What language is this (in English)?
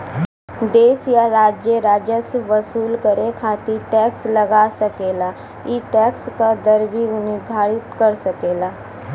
Bhojpuri